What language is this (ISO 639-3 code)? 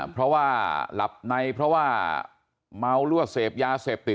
tha